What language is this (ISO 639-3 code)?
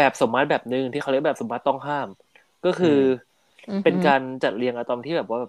tha